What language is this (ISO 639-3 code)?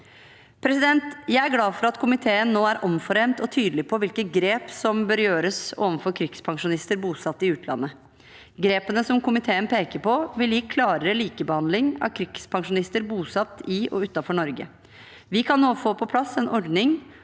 nor